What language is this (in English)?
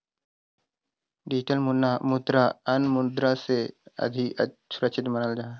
Magahi